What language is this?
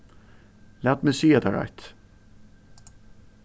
Faroese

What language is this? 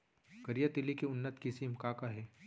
Chhattisgarhi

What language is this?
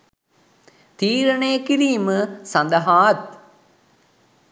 Sinhala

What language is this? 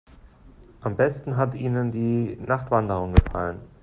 German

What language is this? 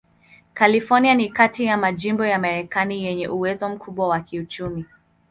Swahili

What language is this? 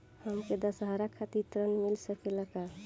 Bhojpuri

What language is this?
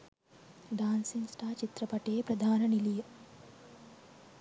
Sinhala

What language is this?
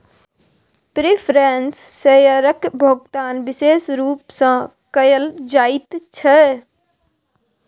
Maithili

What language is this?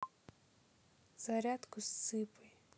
Russian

